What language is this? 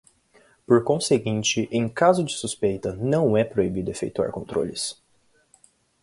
Portuguese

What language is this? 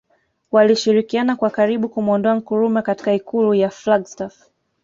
Swahili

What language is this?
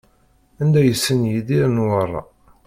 Kabyle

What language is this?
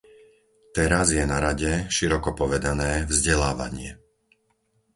Slovak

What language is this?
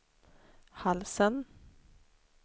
Swedish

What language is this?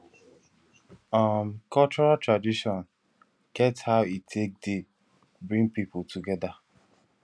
Nigerian Pidgin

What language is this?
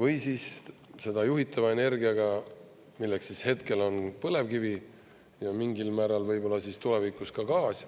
Estonian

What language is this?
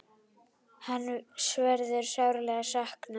Icelandic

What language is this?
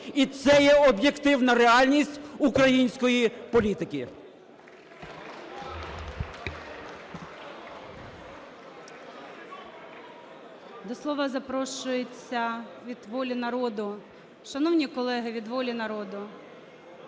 Ukrainian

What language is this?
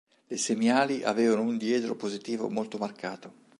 Italian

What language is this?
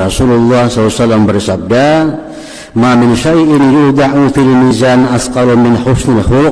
Indonesian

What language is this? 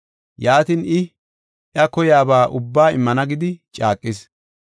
Gofa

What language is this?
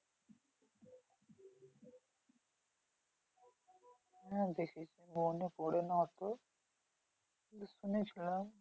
Bangla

